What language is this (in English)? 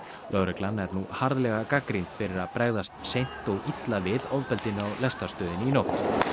Icelandic